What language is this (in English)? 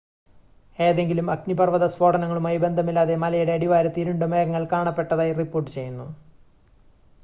Malayalam